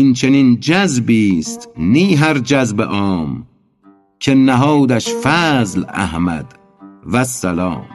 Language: Persian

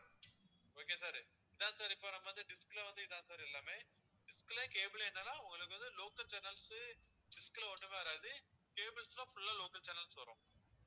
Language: Tamil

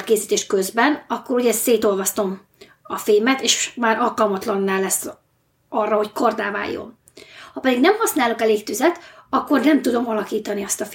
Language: Hungarian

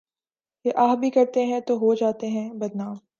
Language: Urdu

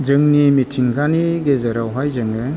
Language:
Bodo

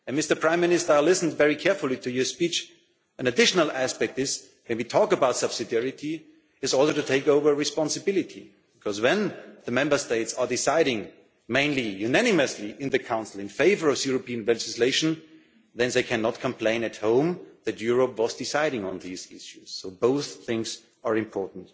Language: English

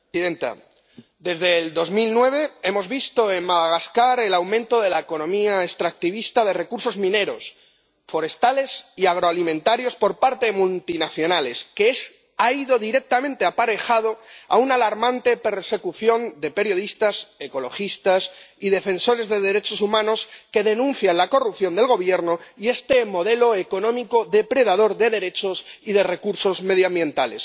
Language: Spanish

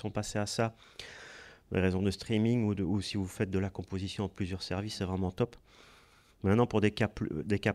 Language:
French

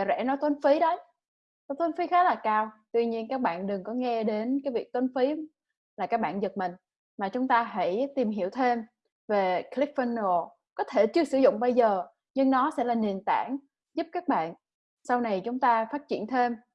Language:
Vietnamese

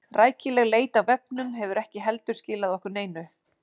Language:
Icelandic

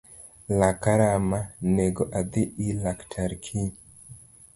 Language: Luo (Kenya and Tanzania)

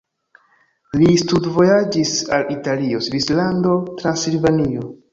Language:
Esperanto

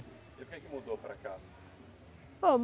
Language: Portuguese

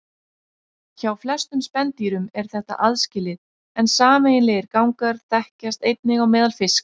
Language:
Icelandic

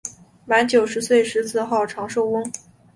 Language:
Chinese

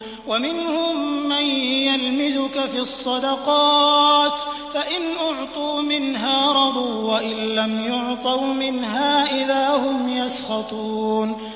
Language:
Arabic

